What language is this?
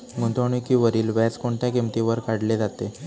Marathi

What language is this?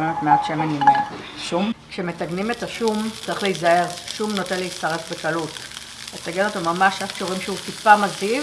Hebrew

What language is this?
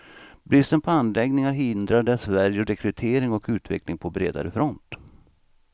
Swedish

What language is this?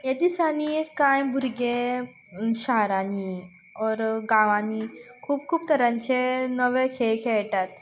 Konkani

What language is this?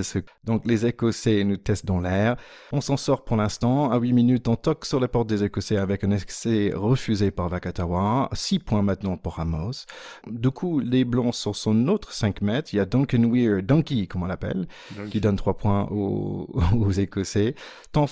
French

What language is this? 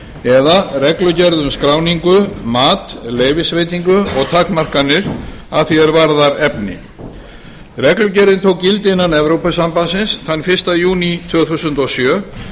Icelandic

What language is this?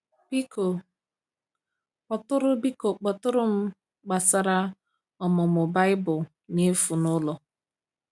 Igbo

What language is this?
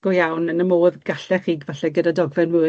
Welsh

